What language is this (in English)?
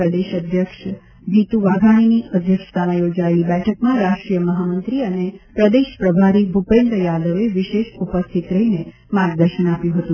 Gujarati